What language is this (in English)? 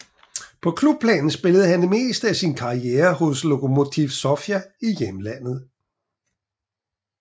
Danish